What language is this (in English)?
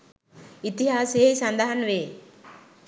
Sinhala